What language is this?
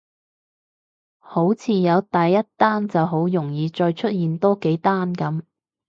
Cantonese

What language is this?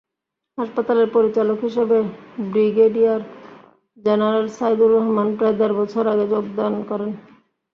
Bangla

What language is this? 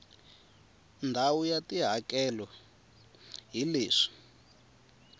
Tsonga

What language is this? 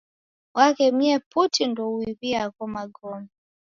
Taita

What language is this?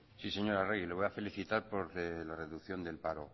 Spanish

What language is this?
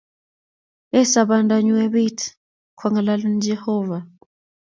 Kalenjin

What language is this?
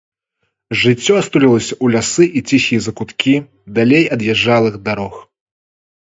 Belarusian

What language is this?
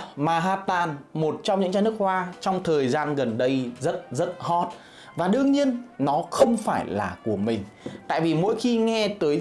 Vietnamese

